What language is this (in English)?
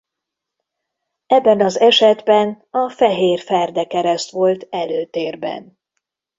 Hungarian